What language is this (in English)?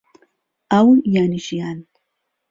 Central Kurdish